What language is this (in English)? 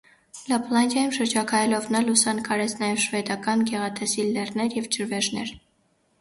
Armenian